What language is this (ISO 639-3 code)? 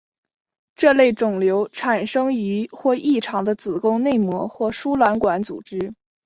zho